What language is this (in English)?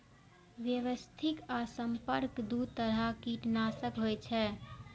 Maithili